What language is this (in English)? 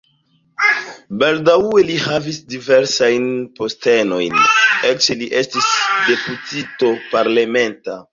Esperanto